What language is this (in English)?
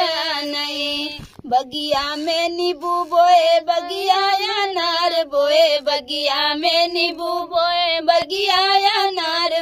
Hindi